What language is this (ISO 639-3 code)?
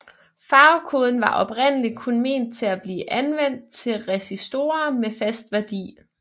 dan